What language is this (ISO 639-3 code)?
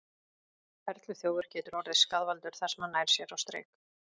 isl